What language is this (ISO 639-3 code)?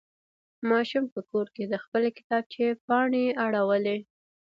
pus